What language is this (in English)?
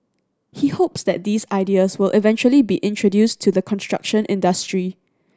English